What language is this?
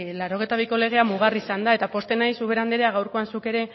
Basque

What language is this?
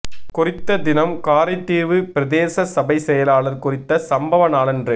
Tamil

